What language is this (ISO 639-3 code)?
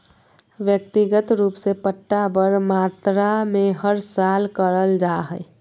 mag